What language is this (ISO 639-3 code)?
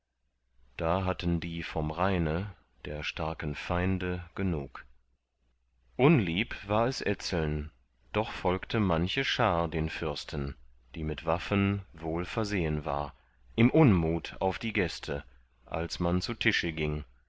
deu